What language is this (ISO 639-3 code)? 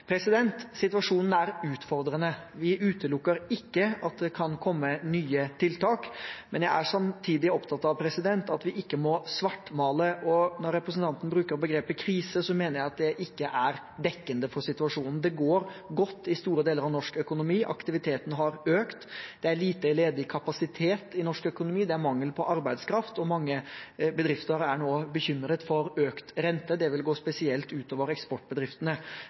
nob